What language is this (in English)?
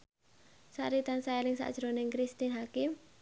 Javanese